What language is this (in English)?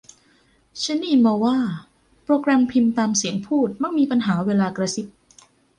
Thai